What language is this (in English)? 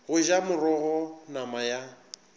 Northern Sotho